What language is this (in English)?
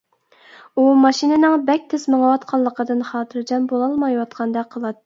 Uyghur